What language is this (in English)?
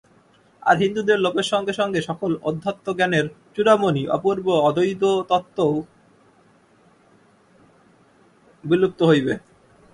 Bangla